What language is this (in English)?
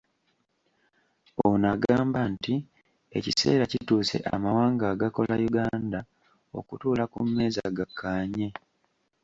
Ganda